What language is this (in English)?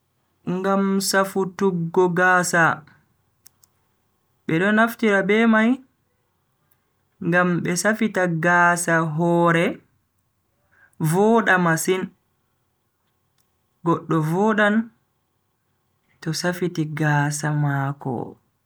Bagirmi Fulfulde